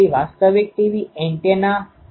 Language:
Gujarati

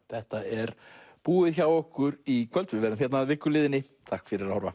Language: Icelandic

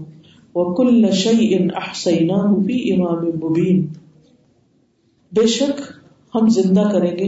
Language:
Urdu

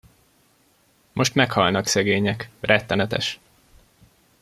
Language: Hungarian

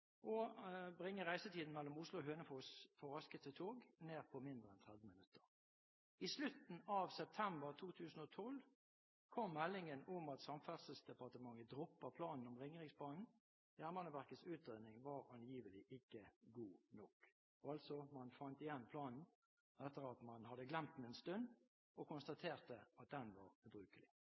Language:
Norwegian Bokmål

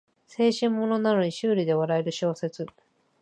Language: Japanese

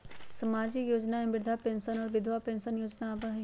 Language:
Magahi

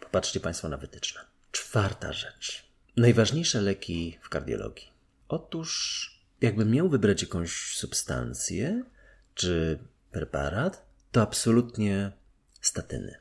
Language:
Polish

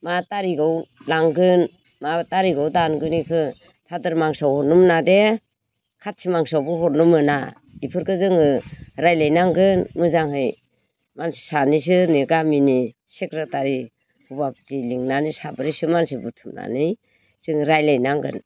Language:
Bodo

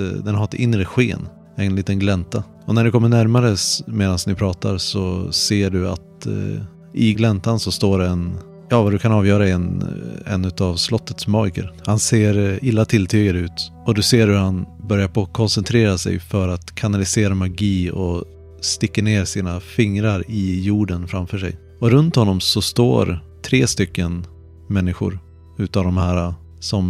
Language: Swedish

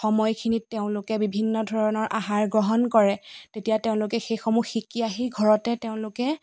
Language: Assamese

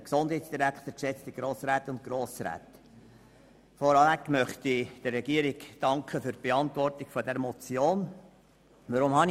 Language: Swiss German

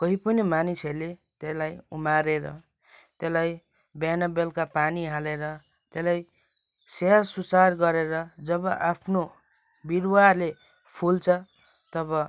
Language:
Nepali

